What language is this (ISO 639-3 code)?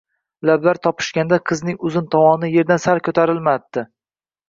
uzb